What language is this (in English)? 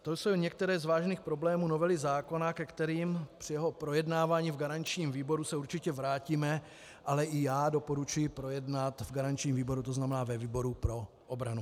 Czech